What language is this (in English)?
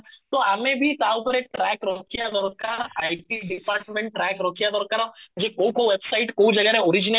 Odia